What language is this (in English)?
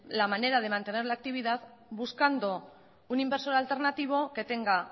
Spanish